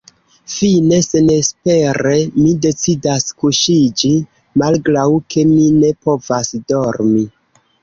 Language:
Esperanto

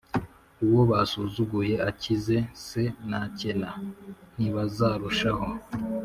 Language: Kinyarwanda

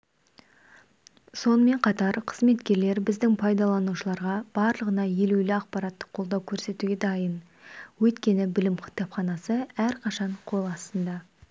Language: Kazakh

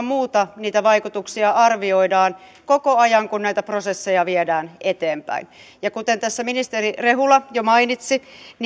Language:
Finnish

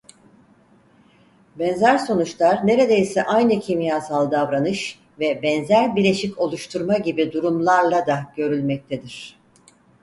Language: Turkish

